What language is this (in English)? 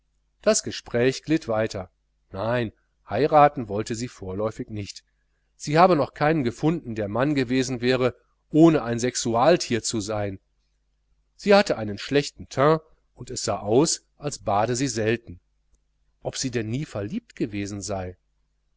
German